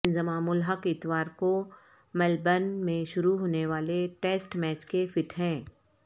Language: Urdu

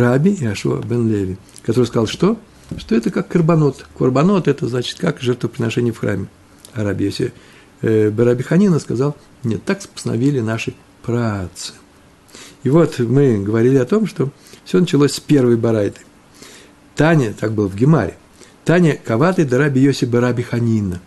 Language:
Russian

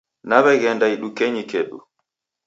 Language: Taita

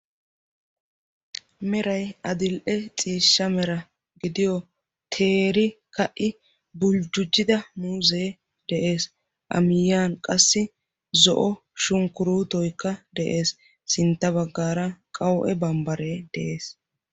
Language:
Wolaytta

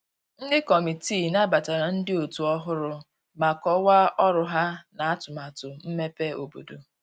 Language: Igbo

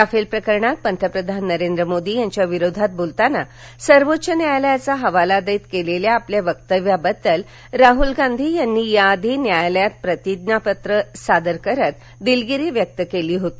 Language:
Marathi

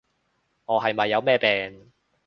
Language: Cantonese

